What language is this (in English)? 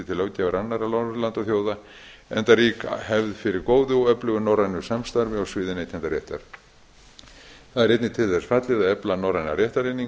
Icelandic